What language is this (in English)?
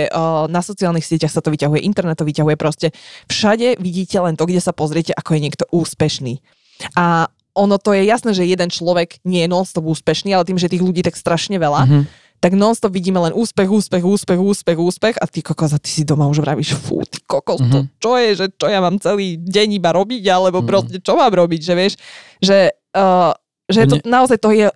Slovak